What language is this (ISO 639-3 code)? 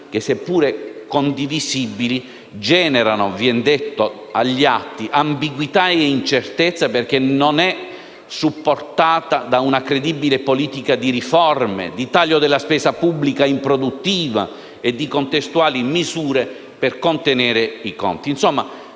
ita